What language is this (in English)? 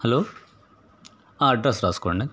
Telugu